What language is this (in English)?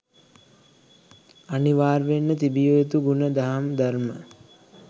Sinhala